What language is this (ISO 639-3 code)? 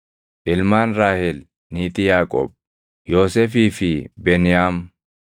orm